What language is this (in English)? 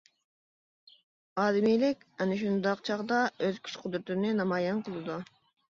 Uyghur